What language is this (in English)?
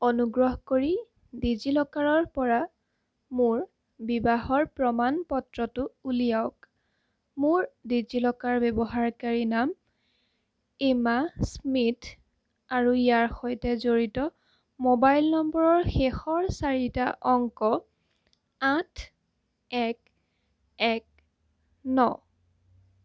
Assamese